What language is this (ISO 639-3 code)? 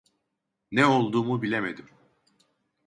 tur